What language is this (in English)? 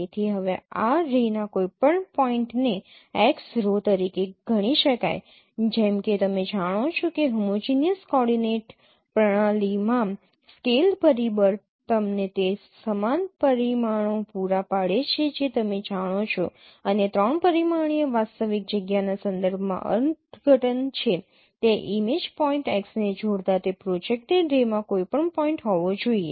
Gujarati